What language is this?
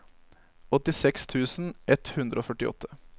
Norwegian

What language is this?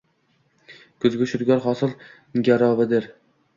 Uzbek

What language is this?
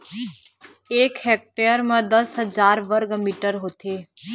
Chhattisgarhi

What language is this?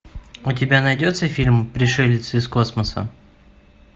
Russian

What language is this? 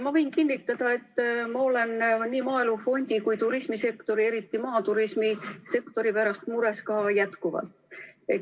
Estonian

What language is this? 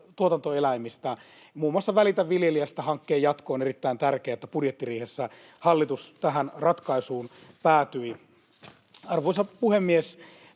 Finnish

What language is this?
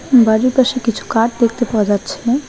Bangla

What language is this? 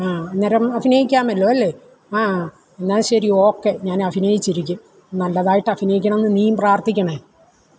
Malayalam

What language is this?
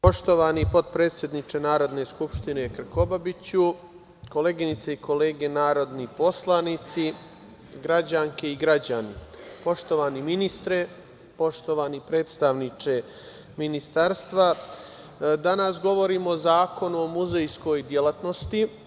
Serbian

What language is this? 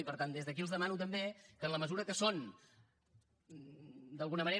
Catalan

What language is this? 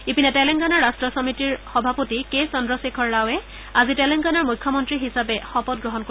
Assamese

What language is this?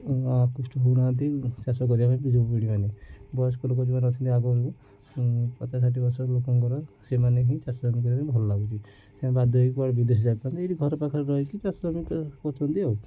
Odia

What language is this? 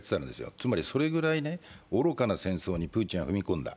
Japanese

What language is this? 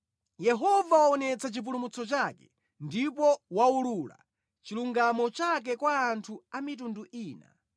Nyanja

